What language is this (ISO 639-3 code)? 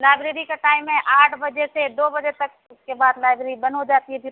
urd